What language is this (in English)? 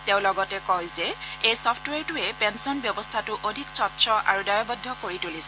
Assamese